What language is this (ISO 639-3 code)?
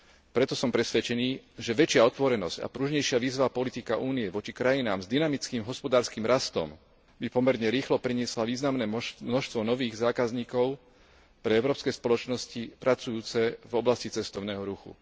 slk